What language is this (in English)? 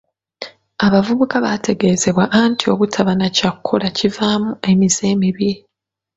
Ganda